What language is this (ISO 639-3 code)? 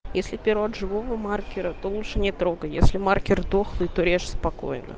rus